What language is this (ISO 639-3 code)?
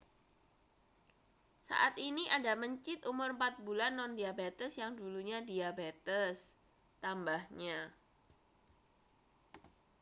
ind